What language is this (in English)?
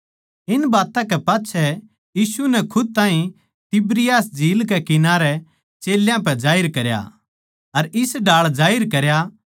Haryanvi